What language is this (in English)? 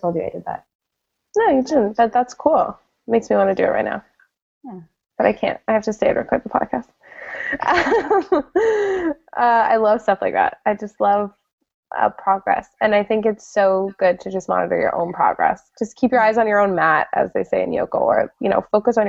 English